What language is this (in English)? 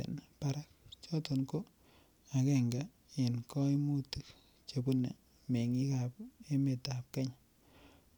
Kalenjin